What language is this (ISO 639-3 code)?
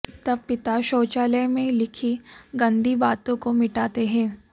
hin